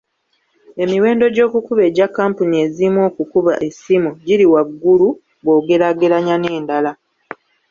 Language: Ganda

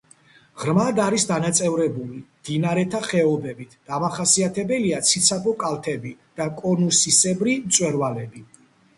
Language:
Georgian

